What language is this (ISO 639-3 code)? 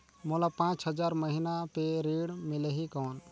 hne